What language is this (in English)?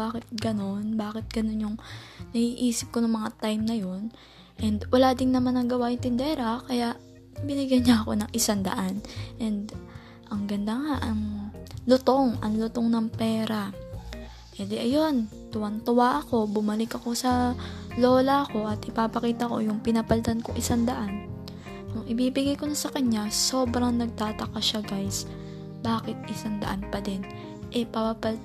Filipino